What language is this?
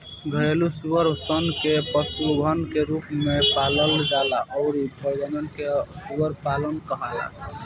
Bhojpuri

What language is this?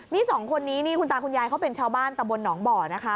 Thai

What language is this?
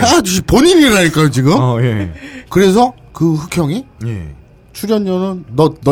Korean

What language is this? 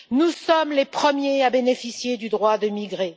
French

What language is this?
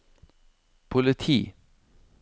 Norwegian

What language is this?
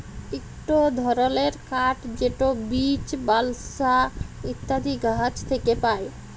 Bangla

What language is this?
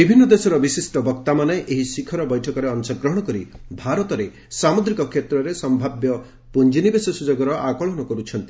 Odia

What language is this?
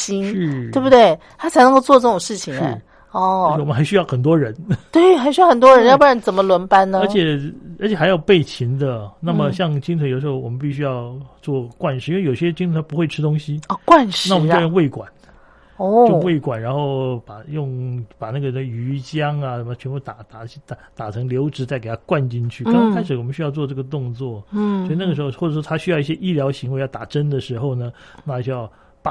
Chinese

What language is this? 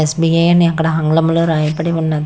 Telugu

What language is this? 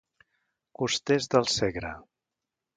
Catalan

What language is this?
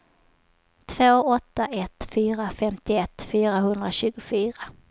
Swedish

